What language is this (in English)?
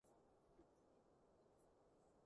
Cantonese